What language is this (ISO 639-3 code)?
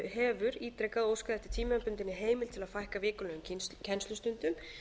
isl